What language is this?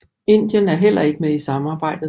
Danish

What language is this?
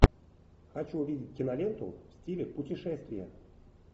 Russian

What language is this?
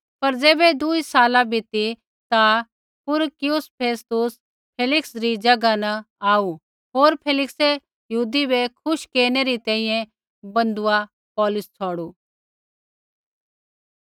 Kullu Pahari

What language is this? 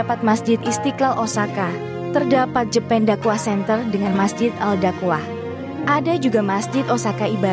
Indonesian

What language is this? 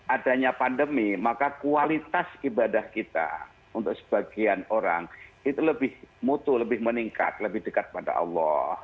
Indonesian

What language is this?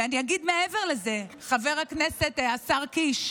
Hebrew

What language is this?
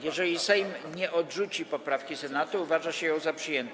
Polish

